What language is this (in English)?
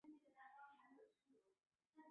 Chinese